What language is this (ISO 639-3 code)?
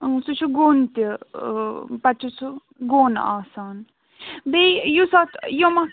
kas